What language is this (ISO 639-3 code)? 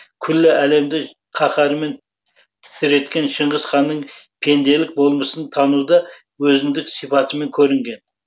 kaz